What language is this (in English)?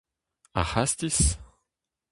Breton